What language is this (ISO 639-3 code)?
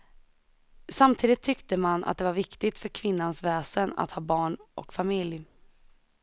swe